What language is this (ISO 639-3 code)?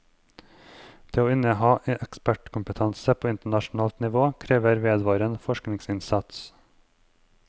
nor